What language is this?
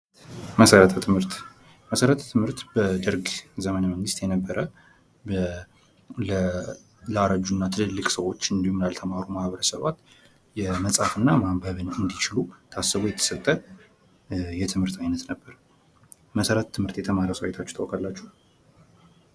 Amharic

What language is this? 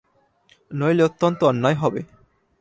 Bangla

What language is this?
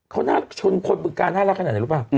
Thai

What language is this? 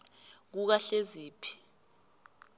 South Ndebele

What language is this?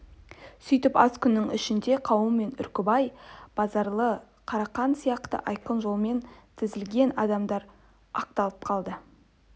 Kazakh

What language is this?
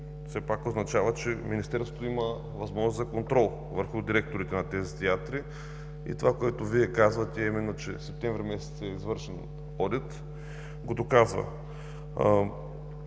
Bulgarian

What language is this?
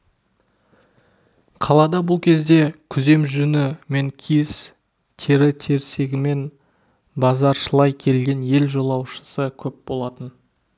Kazakh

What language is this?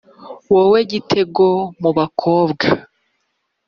Kinyarwanda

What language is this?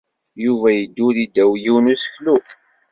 Kabyle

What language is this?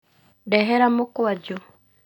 Kikuyu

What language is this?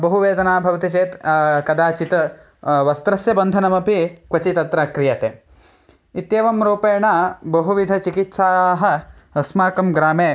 Sanskrit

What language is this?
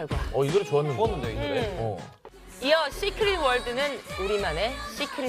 Korean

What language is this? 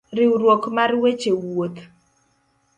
Luo (Kenya and Tanzania)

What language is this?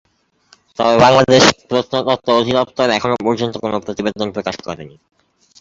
Bangla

